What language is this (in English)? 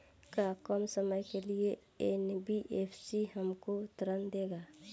Bhojpuri